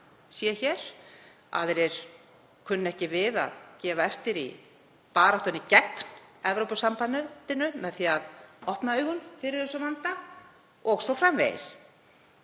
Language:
Icelandic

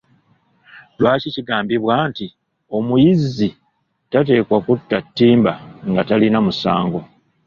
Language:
Ganda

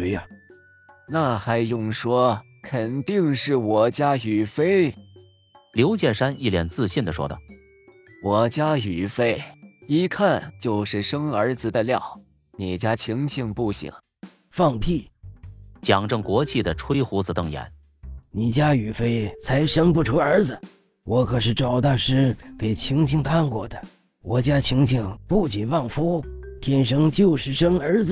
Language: Chinese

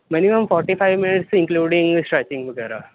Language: Punjabi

